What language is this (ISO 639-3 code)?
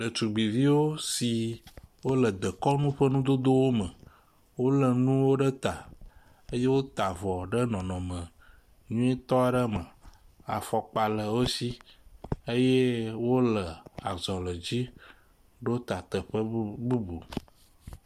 ewe